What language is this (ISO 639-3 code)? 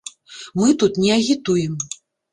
bel